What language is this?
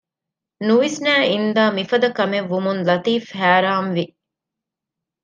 Divehi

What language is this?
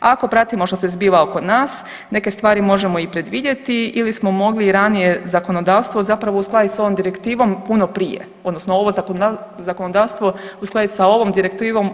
Croatian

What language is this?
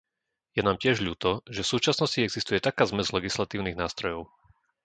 Slovak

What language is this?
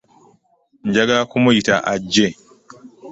Ganda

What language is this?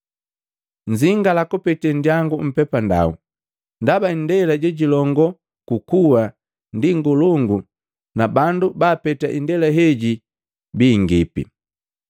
Matengo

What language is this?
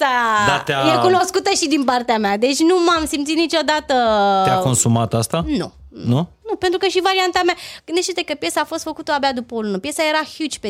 Romanian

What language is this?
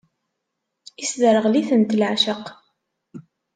Kabyle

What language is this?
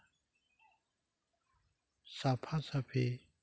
Santali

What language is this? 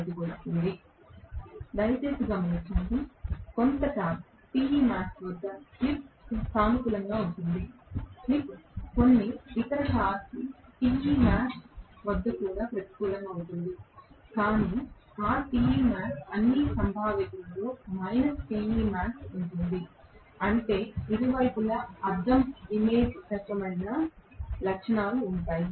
Telugu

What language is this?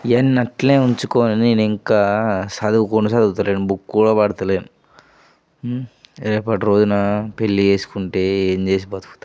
Telugu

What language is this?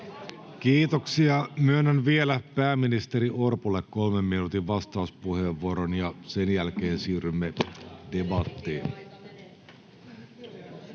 Finnish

